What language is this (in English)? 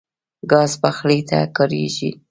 Pashto